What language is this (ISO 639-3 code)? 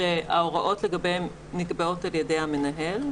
heb